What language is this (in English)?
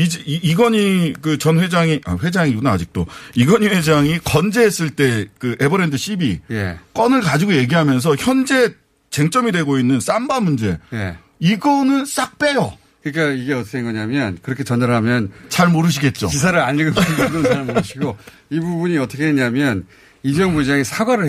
Korean